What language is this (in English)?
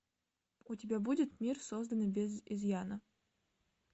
Russian